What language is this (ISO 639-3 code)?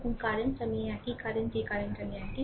ben